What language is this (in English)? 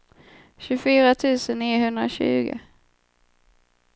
Swedish